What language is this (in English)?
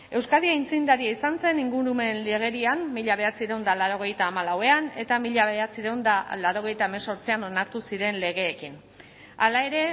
Basque